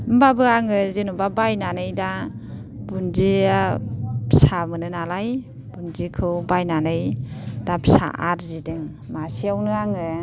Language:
Bodo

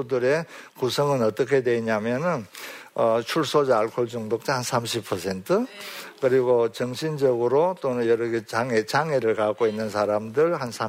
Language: Korean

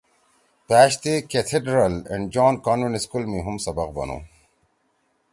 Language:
Torwali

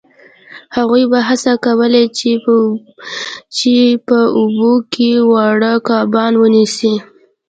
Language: Pashto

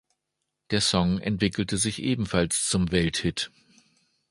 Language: German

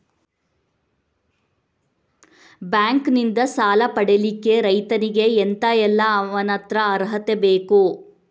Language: Kannada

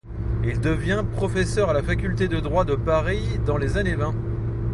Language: French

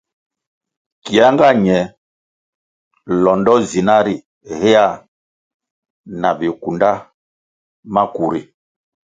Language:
Kwasio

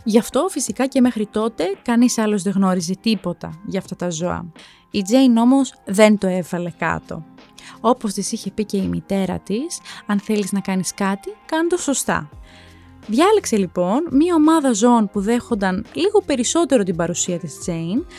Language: Greek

